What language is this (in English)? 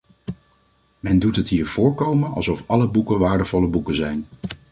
Dutch